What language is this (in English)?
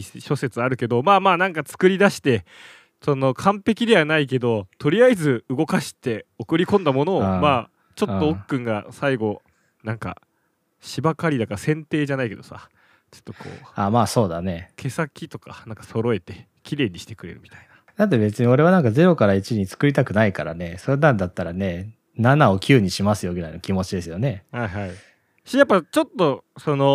Japanese